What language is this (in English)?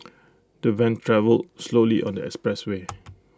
English